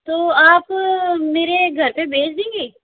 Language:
Hindi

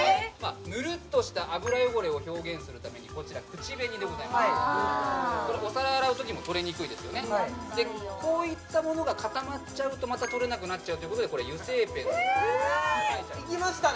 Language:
Japanese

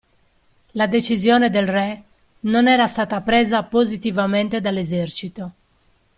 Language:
Italian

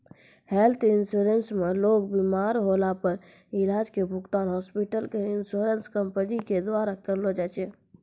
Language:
Maithili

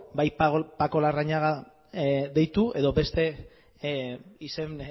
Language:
Basque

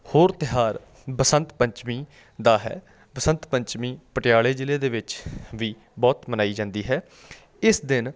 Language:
Punjabi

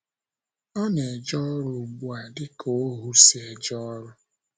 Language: Igbo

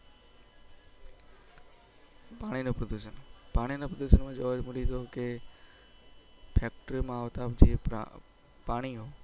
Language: Gujarati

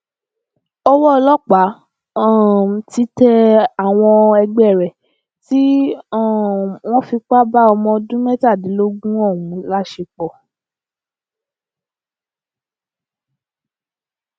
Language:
Yoruba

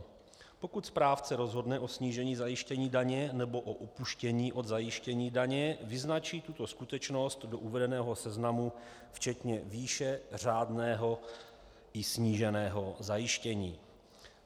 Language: Czech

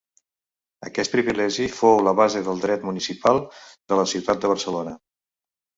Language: Catalan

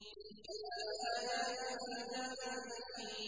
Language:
Arabic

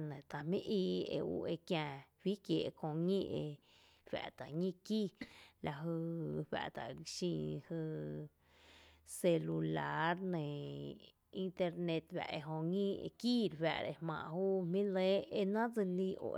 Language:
Tepinapa Chinantec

